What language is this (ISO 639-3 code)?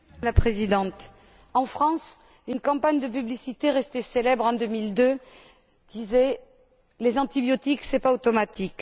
fra